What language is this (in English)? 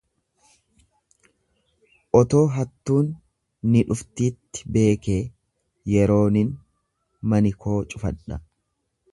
Oromo